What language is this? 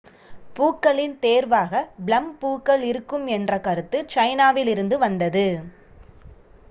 Tamil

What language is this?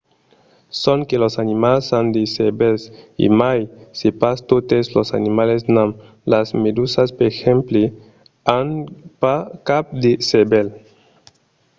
Occitan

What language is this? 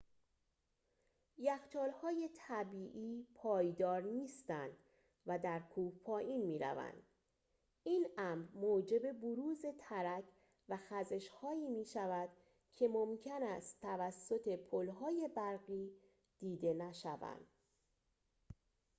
Persian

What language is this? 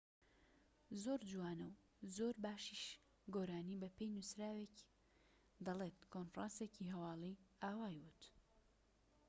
Central Kurdish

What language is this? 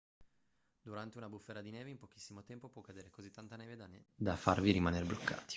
Italian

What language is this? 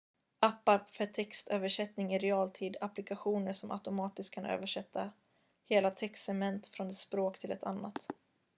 Swedish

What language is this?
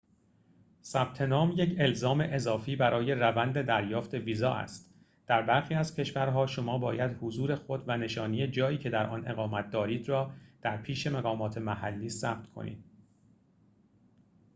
Persian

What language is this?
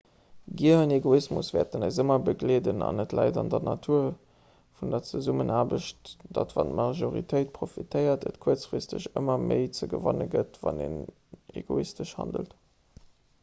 Luxembourgish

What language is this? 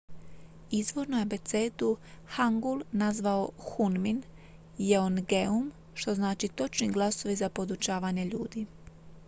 Croatian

